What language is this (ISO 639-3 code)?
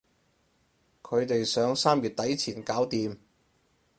yue